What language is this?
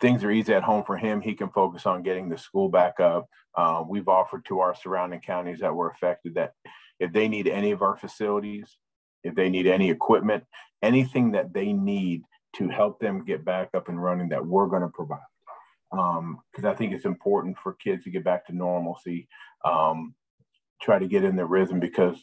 English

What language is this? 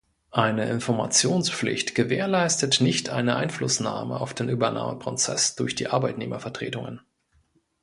German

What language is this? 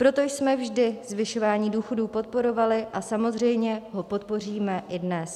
Czech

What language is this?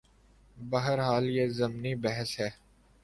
Urdu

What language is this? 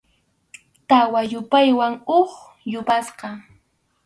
Arequipa-La Unión Quechua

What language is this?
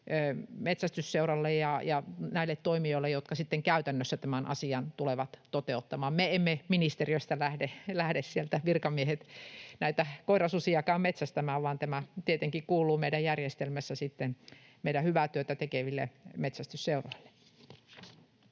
Finnish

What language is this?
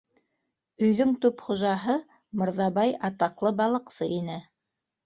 Bashkir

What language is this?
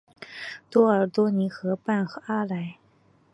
Chinese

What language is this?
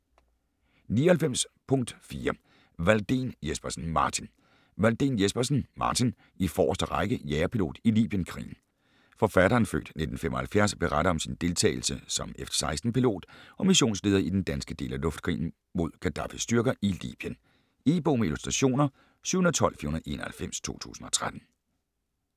Danish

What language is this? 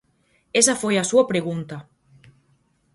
Galician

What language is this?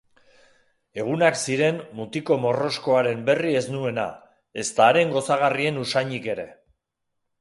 Basque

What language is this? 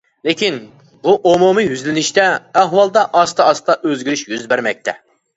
Uyghur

